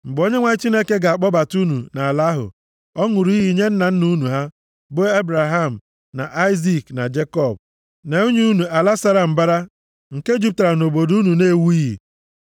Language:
Igbo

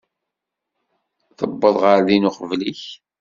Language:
Kabyle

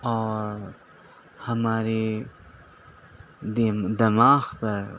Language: Urdu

